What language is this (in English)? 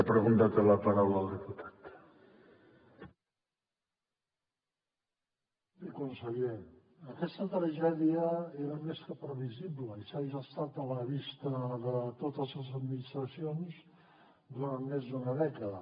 Catalan